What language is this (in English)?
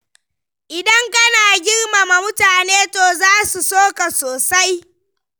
Hausa